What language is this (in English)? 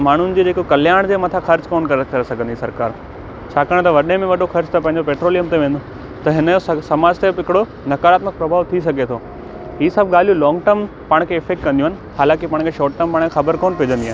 Sindhi